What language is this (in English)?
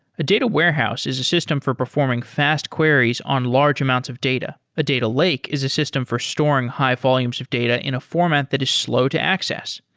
English